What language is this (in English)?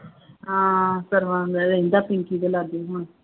Punjabi